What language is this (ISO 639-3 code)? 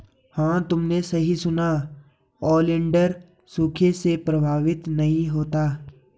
hin